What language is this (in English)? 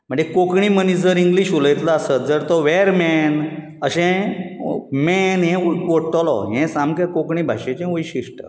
Konkani